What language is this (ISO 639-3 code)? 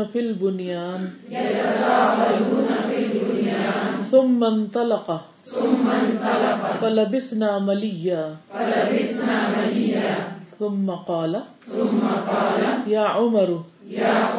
urd